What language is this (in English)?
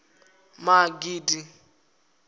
Venda